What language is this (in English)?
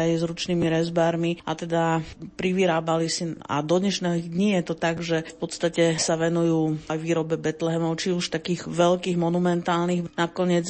Slovak